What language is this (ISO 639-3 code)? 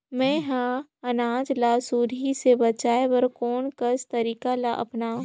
hne